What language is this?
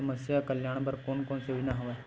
Chhattisgarhi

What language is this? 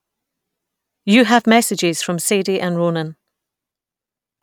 English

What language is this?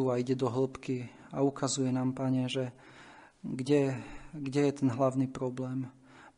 Slovak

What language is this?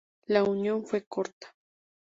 Spanish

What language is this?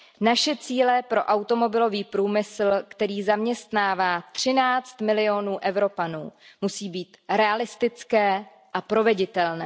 Czech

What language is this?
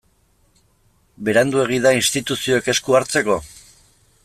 Basque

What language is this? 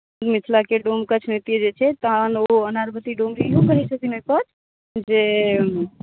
Maithili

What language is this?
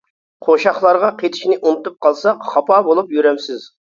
Uyghur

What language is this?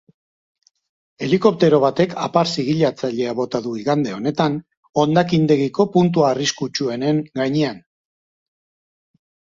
Basque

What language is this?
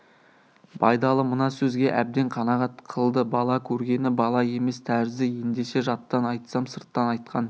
Kazakh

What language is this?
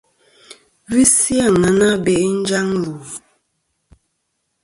Kom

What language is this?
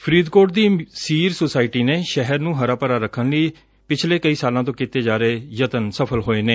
Punjabi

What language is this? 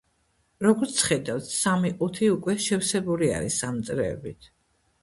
Georgian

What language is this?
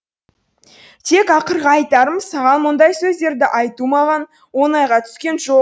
Kazakh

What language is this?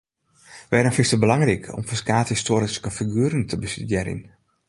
Western Frisian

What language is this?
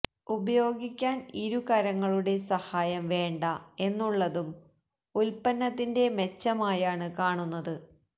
Malayalam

